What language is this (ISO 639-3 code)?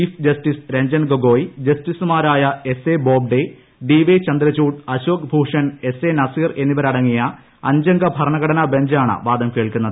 mal